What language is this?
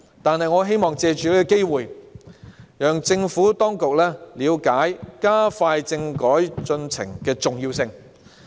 Cantonese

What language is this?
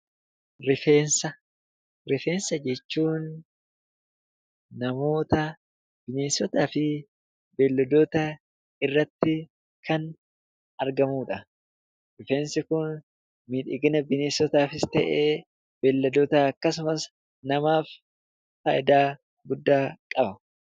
Oromo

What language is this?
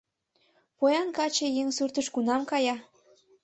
Mari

